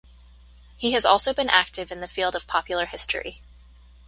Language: English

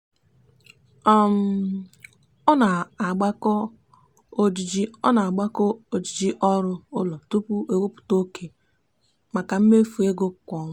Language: Igbo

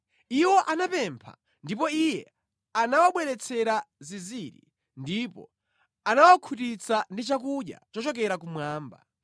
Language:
Nyanja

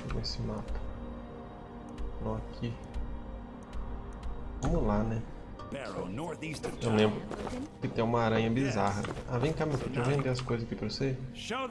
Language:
Portuguese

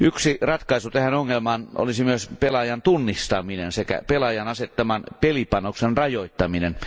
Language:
Finnish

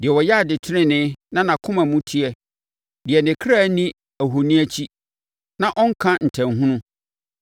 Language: Akan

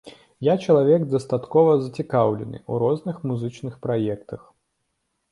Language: Belarusian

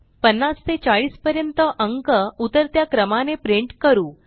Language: Marathi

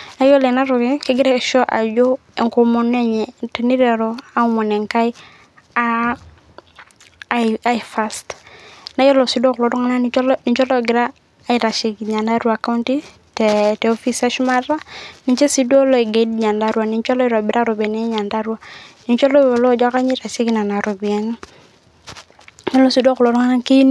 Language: Masai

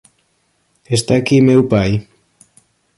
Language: Galician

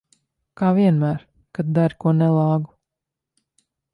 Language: Latvian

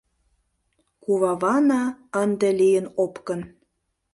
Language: Mari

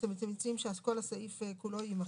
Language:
Hebrew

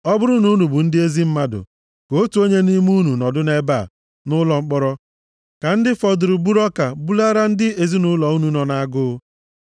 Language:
Igbo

